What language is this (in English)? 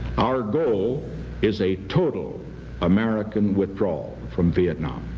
English